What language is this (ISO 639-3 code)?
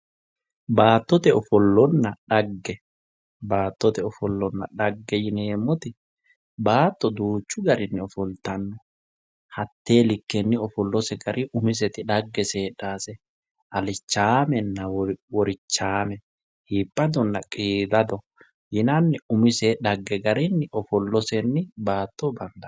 sid